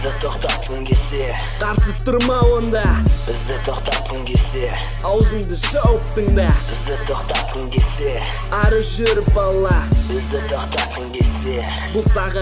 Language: Romanian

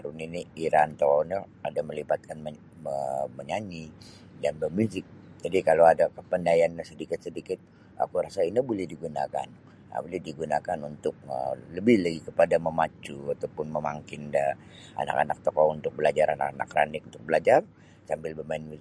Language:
Sabah Bisaya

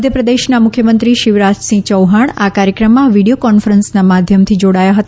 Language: Gujarati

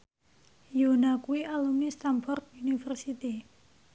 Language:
Javanese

